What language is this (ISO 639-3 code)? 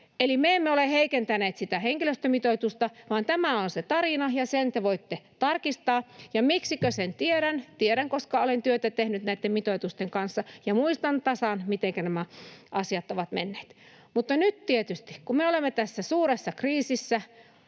fin